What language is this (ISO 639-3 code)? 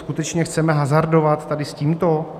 ces